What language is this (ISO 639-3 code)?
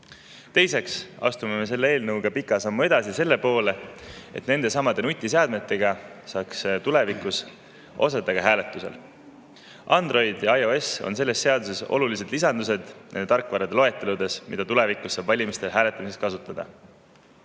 est